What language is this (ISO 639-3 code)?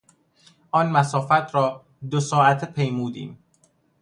fas